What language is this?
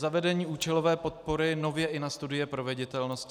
Czech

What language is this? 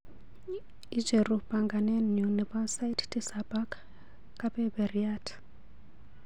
Kalenjin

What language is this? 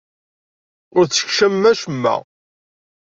Kabyle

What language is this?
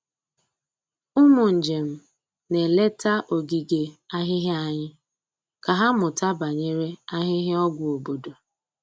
Igbo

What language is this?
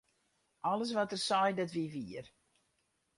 Western Frisian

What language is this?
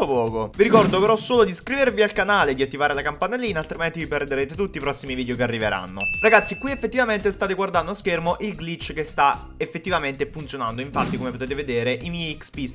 Italian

